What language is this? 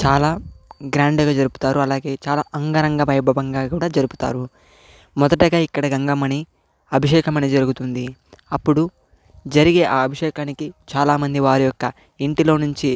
Telugu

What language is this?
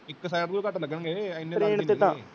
Punjabi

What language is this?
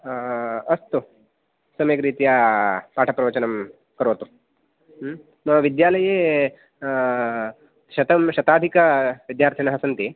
Sanskrit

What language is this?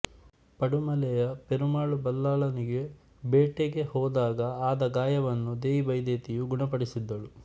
Kannada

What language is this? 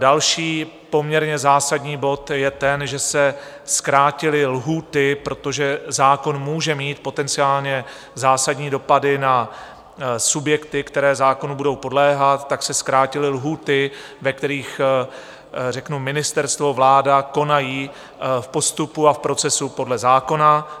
Czech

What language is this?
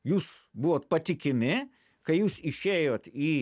Lithuanian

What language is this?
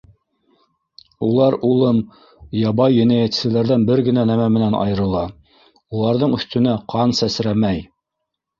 Bashkir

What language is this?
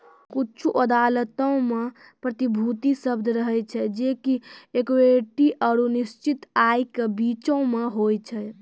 Maithili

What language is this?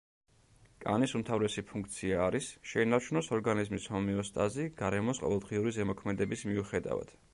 Georgian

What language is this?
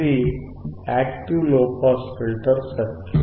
Telugu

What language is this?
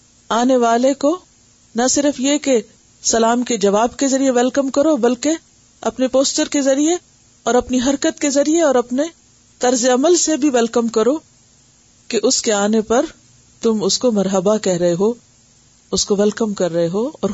Urdu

